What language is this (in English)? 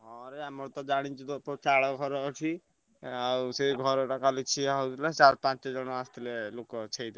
Odia